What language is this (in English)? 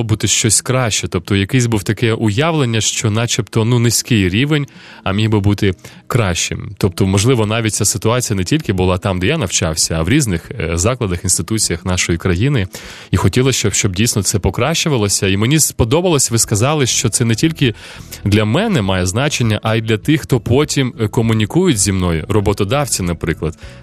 Ukrainian